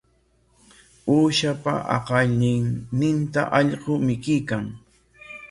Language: Corongo Ancash Quechua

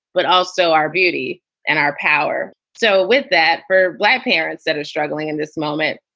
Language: English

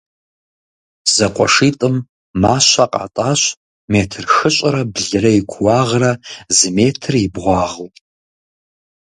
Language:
Kabardian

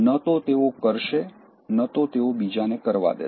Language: Gujarati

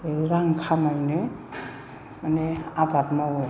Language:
Bodo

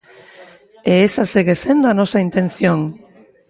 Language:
Galician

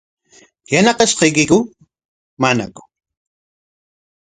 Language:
Corongo Ancash Quechua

